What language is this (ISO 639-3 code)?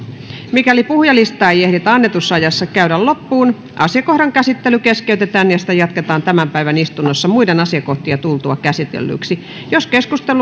fin